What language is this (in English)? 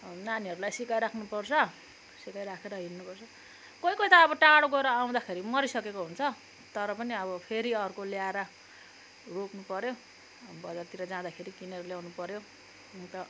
Nepali